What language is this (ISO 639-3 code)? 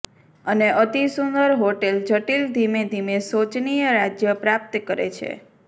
guj